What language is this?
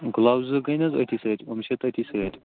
Kashmiri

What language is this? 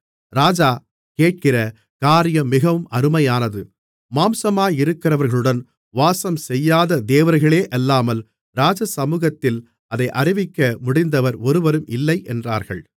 Tamil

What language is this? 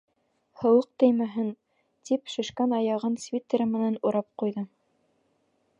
Bashkir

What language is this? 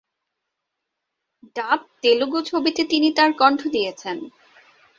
Bangla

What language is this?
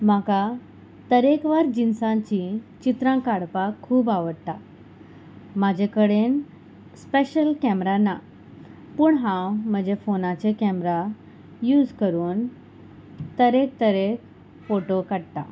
Konkani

